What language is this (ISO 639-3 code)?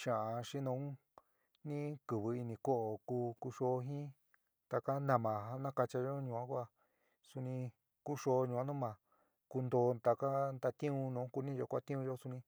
mig